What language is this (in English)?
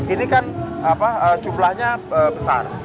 Indonesian